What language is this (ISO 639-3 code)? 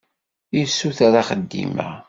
kab